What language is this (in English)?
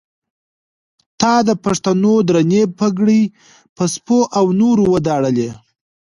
Pashto